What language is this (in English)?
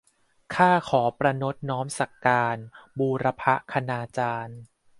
Thai